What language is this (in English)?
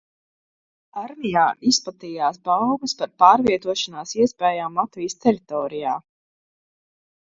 Latvian